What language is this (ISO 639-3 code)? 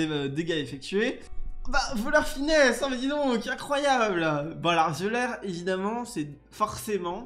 fra